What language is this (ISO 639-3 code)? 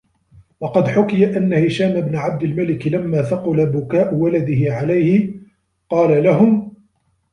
ara